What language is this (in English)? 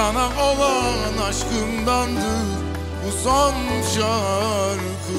Turkish